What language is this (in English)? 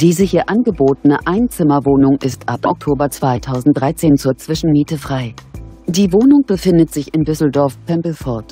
German